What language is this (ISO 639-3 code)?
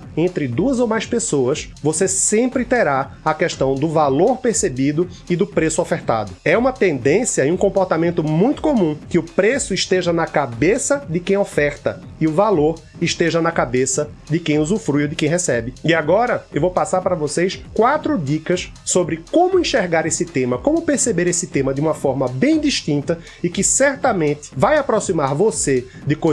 por